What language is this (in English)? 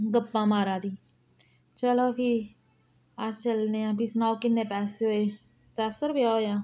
Dogri